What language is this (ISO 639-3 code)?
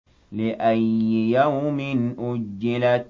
ara